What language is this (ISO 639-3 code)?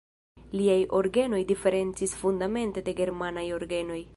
epo